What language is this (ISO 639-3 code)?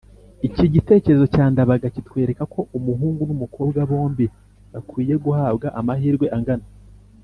kin